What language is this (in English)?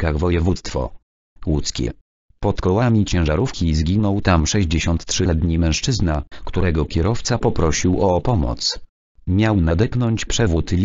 Polish